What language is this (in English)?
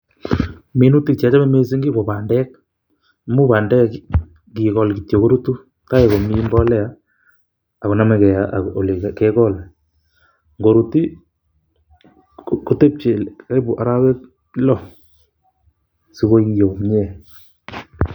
Kalenjin